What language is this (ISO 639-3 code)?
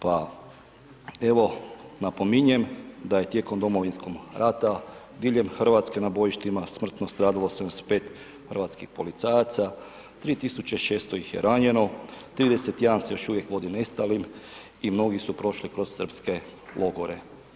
hrv